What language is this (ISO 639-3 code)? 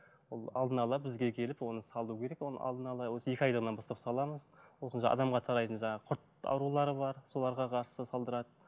kaz